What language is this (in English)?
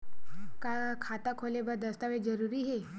Chhattisgarhi